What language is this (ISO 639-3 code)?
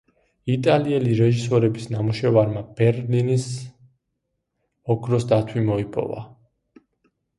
kat